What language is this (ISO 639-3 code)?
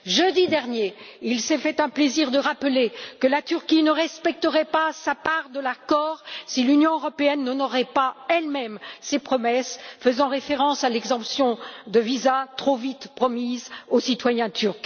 fra